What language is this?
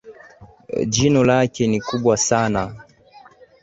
Swahili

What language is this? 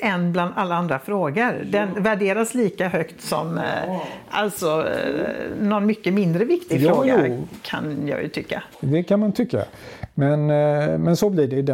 Swedish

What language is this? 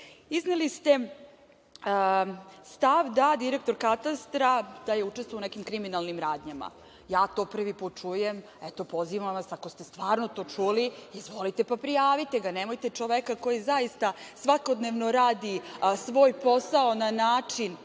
Serbian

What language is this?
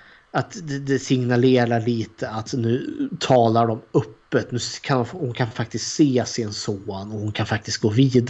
Swedish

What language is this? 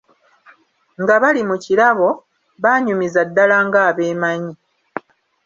Ganda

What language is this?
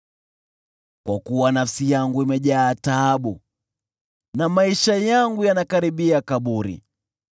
Swahili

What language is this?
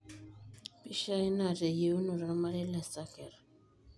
Masai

